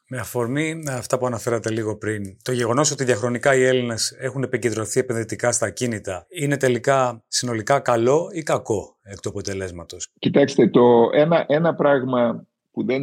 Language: Greek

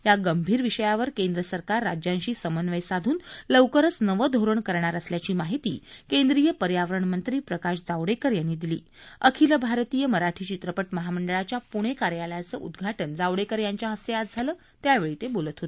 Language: Marathi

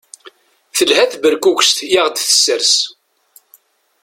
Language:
Kabyle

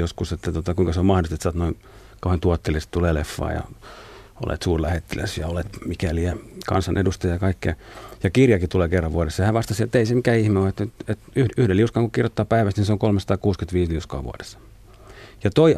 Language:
Finnish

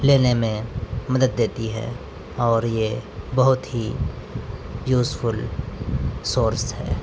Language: Urdu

